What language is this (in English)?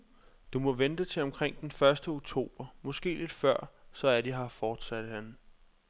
Danish